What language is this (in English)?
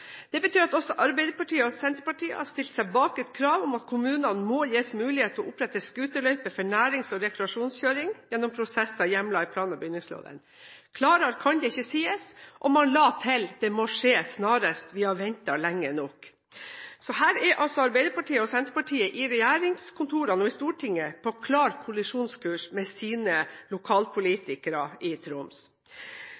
Norwegian Bokmål